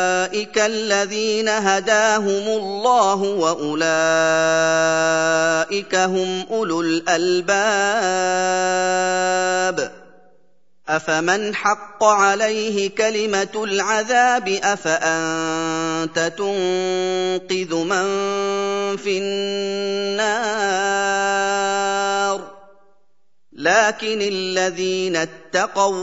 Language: Arabic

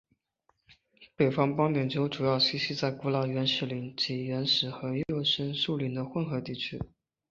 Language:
Chinese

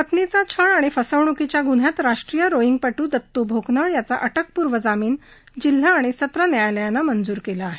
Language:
Marathi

